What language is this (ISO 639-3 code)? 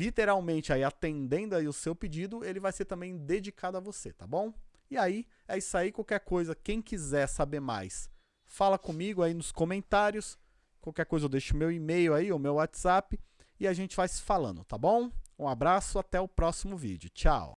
por